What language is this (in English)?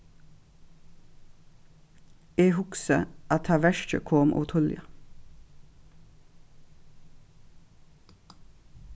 Faroese